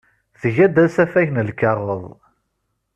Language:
Kabyle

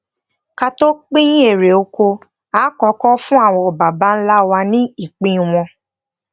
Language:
Yoruba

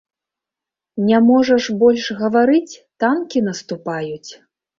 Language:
Belarusian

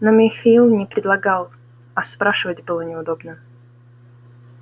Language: Russian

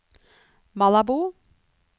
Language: Norwegian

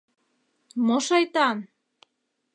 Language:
Mari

